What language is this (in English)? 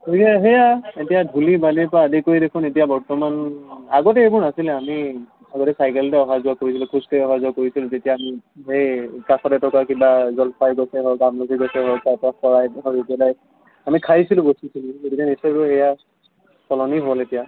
Assamese